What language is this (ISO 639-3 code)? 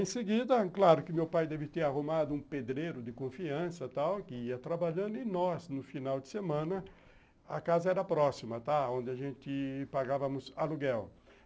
por